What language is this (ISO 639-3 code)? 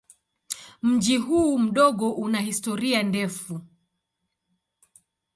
swa